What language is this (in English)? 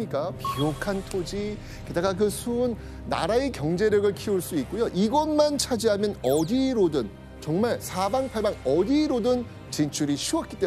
Korean